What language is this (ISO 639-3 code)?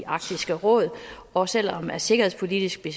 dan